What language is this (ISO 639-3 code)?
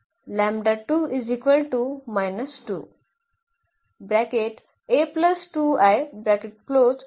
mar